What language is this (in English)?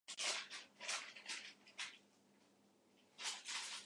Japanese